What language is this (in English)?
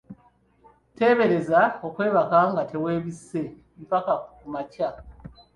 Ganda